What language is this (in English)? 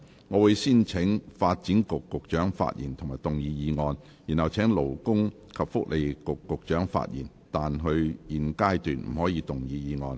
Cantonese